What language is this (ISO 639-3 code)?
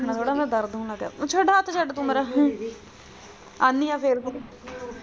pan